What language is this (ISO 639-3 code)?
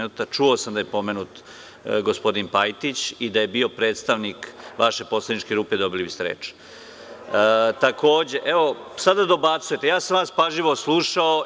srp